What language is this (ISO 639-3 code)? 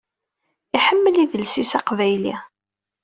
kab